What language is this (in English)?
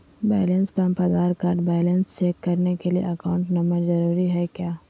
Magahi